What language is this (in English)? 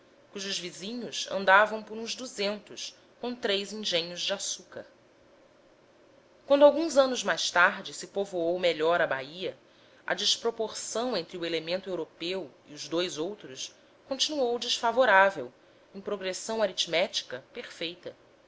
Portuguese